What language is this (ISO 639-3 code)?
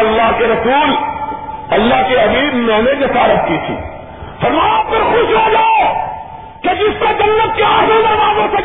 urd